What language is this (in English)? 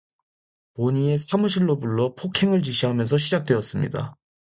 Korean